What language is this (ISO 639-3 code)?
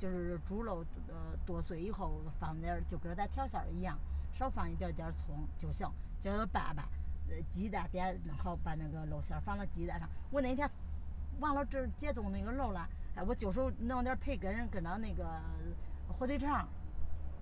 zho